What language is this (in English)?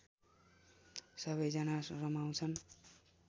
Nepali